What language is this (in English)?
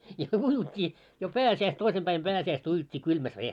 Finnish